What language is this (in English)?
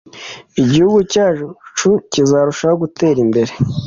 Kinyarwanda